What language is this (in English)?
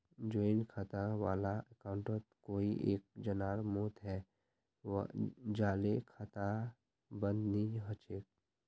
Magahi